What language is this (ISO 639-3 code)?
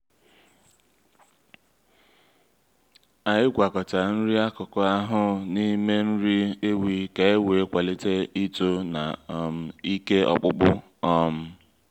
ibo